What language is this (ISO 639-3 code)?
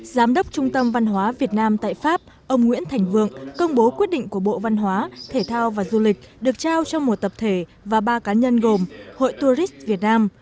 vie